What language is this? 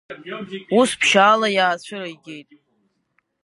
Abkhazian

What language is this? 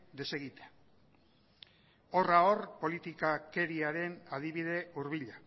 Basque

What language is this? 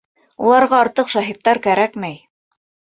Bashkir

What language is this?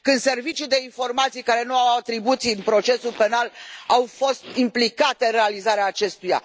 Romanian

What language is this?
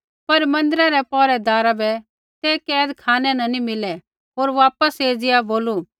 Kullu Pahari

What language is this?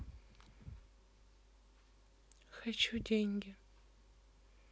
Russian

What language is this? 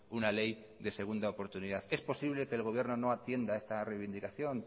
Spanish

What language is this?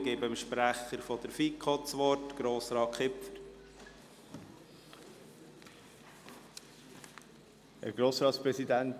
Swiss German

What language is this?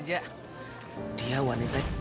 Indonesian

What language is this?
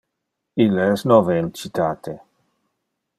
Interlingua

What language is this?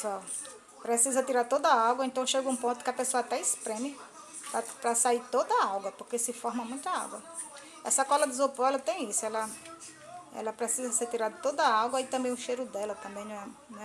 Portuguese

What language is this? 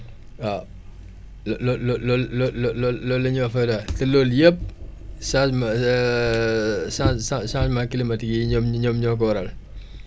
Wolof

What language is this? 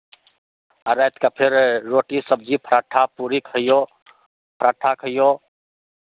Maithili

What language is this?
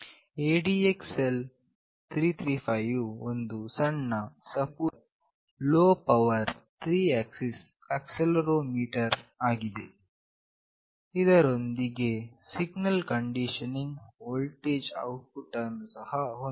Kannada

